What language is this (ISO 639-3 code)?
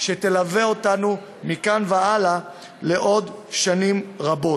heb